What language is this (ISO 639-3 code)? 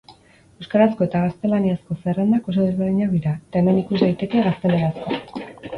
eus